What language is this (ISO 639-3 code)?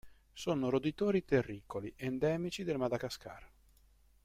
ita